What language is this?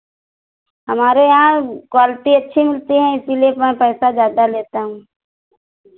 Hindi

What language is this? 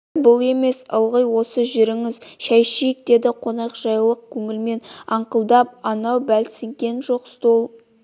Kazakh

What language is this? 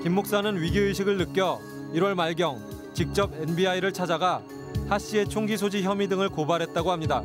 Korean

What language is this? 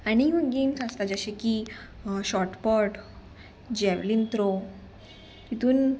Konkani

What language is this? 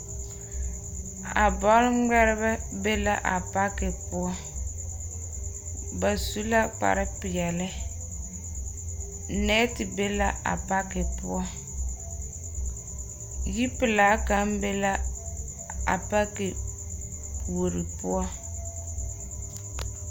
Southern Dagaare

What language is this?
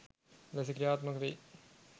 Sinhala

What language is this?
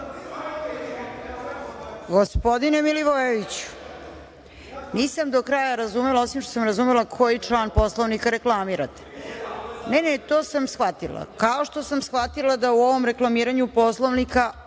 Serbian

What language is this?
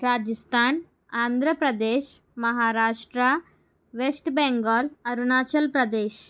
Telugu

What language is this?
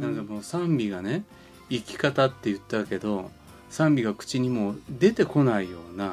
Japanese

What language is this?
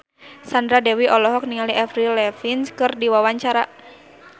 Sundanese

